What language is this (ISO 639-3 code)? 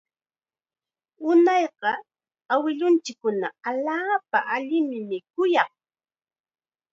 qxa